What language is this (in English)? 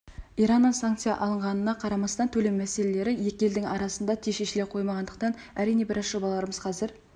Kazakh